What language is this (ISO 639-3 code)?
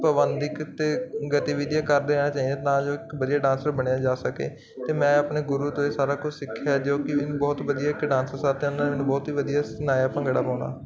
pan